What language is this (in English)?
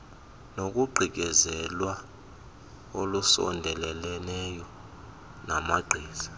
Xhosa